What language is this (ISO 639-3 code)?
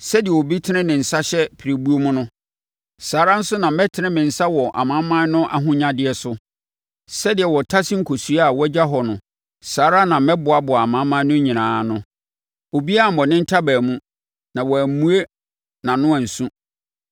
aka